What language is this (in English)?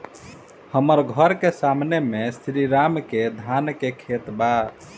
Bhojpuri